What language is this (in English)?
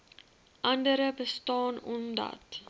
Afrikaans